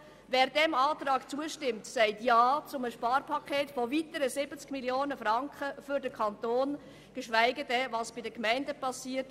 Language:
Swiss German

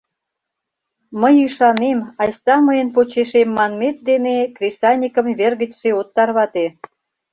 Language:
Mari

